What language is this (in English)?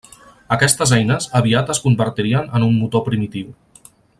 Catalan